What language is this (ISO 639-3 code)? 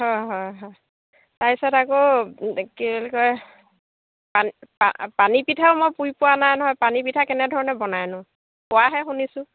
asm